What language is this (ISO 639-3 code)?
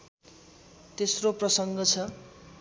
nep